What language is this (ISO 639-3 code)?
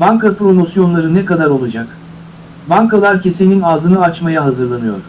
tur